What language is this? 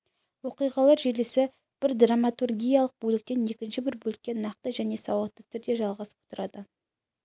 Kazakh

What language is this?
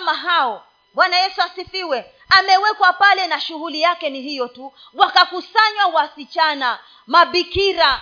Swahili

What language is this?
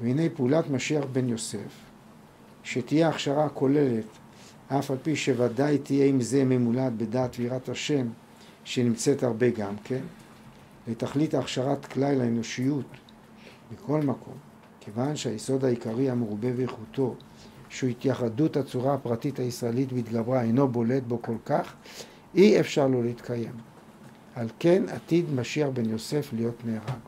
Hebrew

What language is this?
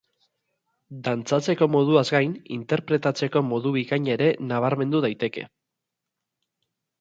Basque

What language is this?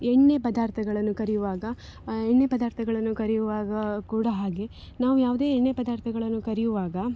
Kannada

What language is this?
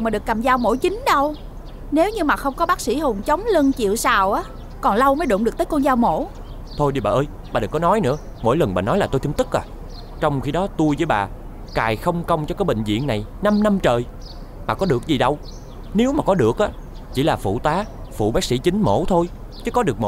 Vietnamese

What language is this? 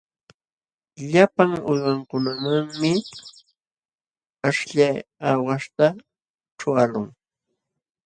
Jauja Wanca Quechua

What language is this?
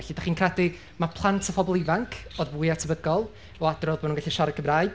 Welsh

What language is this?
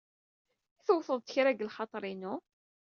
Kabyle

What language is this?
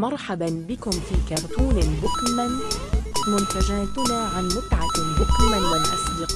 Arabic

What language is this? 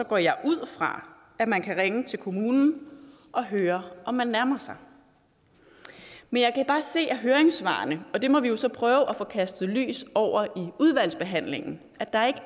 Danish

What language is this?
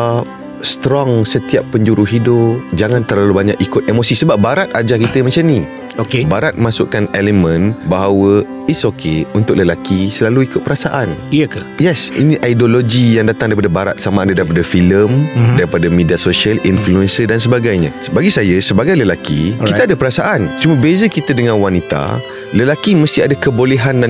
Malay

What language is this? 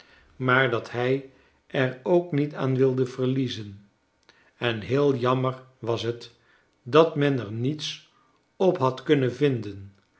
Dutch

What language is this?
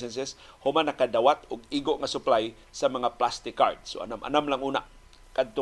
Filipino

